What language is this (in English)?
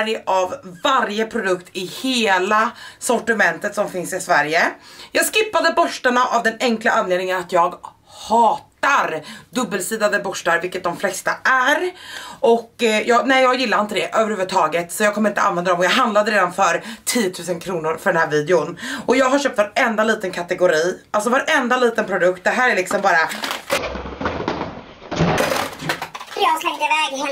Swedish